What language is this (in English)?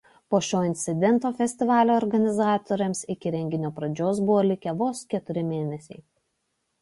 Lithuanian